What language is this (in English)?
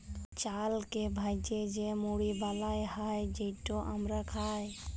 Bangla